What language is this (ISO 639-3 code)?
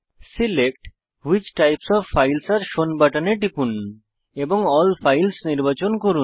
ben